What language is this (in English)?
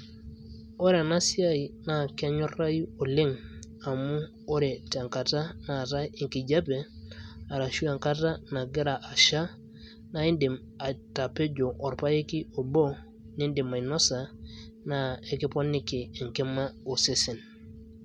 Masai